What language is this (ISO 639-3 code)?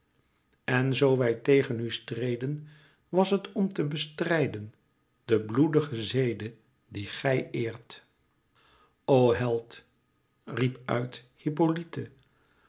nld